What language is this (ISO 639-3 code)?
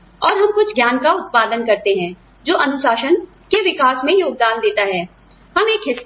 hin